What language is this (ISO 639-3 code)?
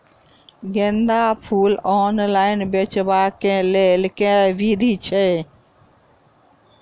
mai